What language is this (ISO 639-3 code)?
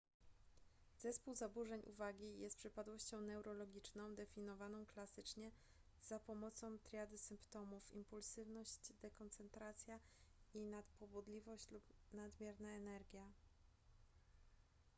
pol